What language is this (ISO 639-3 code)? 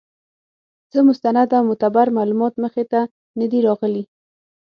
pus